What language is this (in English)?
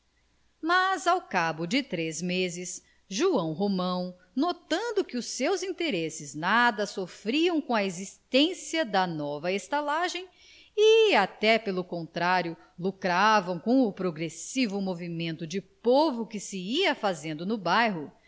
Portuguese